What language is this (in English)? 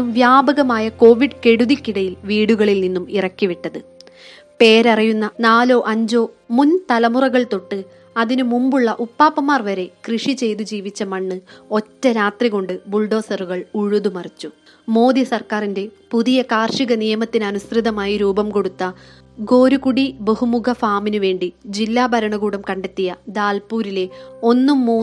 Malayalam